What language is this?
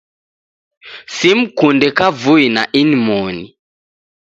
Taita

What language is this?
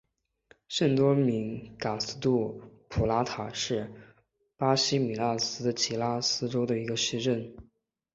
Chinese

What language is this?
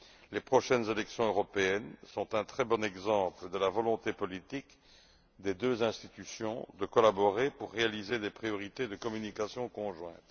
French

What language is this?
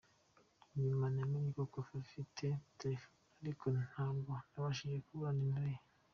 Kinyarwanda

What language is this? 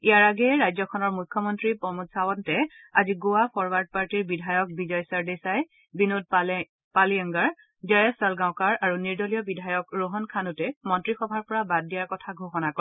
Assamese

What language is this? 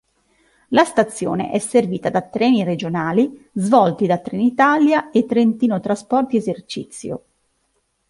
Italian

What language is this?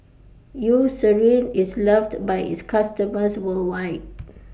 English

